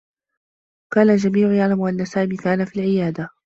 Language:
Arabic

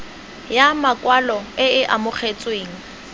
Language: Tswana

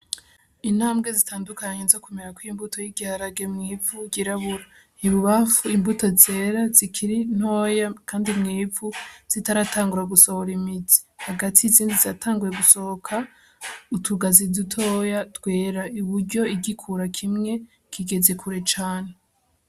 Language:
Rundi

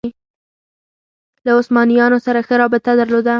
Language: Pashto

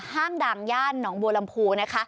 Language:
Thai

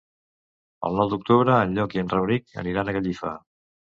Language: Catalan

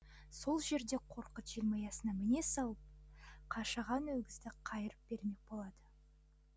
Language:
Kazakh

